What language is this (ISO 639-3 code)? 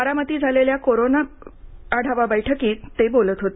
mar